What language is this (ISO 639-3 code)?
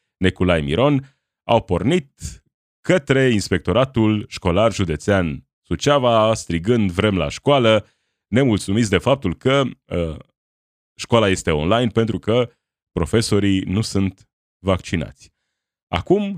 ron